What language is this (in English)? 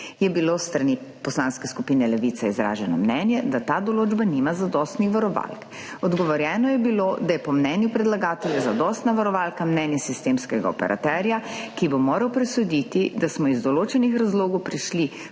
Slovenian